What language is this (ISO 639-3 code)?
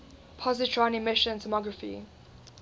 eng